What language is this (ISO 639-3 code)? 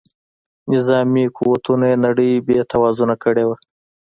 pus